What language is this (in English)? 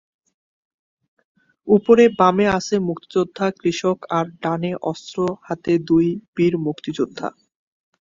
Bangla